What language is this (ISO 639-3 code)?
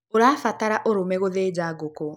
kik